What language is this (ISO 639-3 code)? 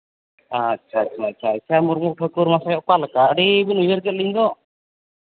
sat